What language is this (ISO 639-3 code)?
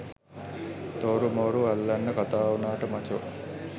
sin